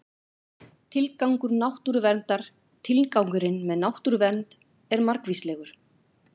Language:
Icelandic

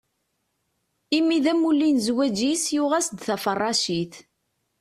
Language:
Kabyle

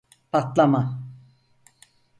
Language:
Turkish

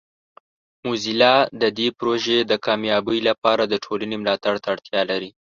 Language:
Pashto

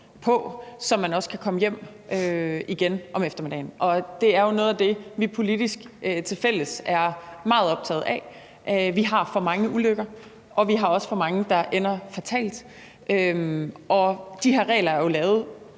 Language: Danish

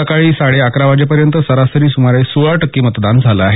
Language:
Marathi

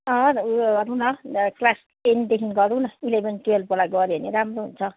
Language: Nepali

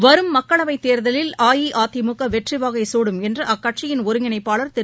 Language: Tamil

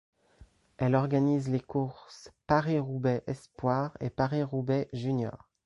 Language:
French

